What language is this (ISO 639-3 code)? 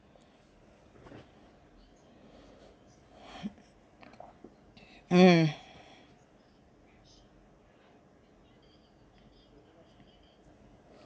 eng